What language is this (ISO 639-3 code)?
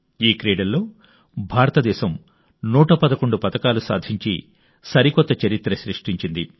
tel